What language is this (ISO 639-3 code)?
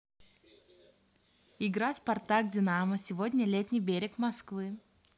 rus